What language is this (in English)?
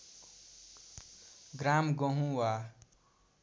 Nepali